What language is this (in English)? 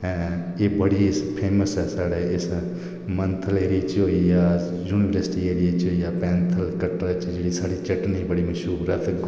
Dogri